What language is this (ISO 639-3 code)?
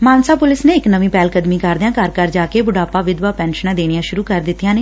pan